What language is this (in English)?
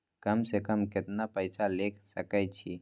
Maithili